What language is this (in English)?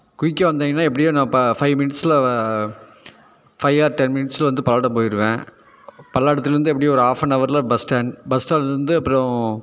Tamil